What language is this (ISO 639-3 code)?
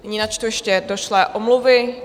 ces